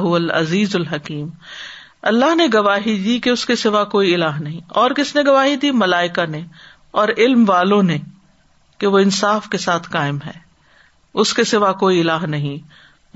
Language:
Urdu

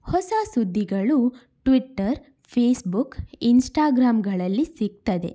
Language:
Kannada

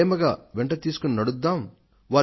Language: Telugu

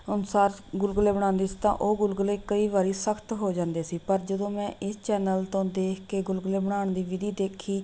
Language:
Punjabi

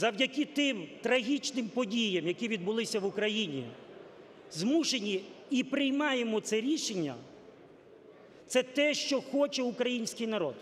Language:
Ukrainian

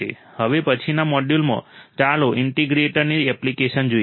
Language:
Gujarati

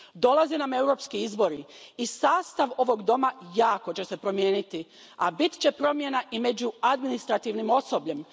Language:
Croatian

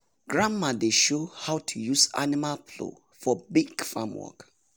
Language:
Nigerian Pidgin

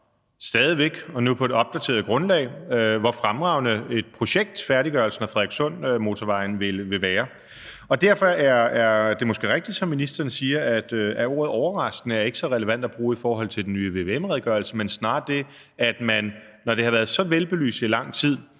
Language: Danish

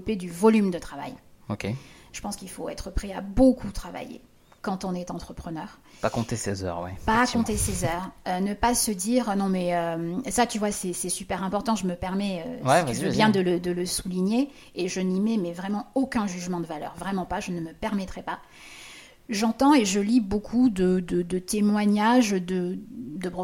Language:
French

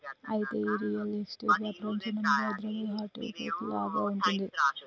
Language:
Telugu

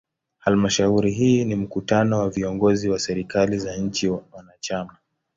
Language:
Swahili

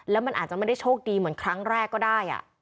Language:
Thai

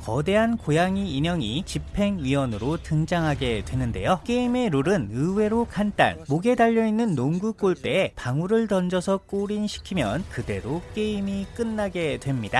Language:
Korean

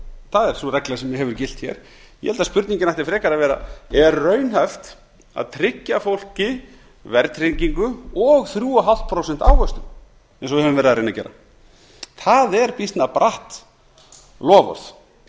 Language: Icelandic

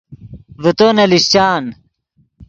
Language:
Yidgha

